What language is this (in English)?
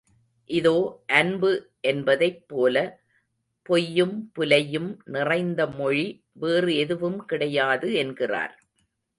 Tamil